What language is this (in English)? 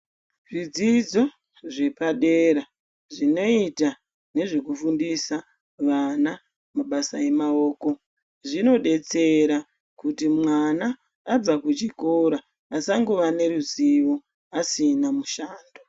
Ndau